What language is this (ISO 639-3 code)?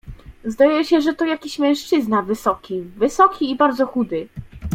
pol